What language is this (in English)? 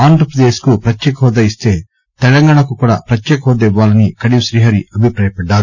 Telugu